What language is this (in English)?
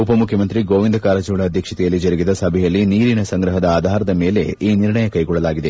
Kannada